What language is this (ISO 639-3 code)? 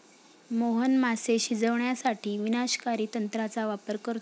mar